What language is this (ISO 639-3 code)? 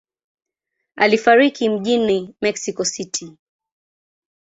swa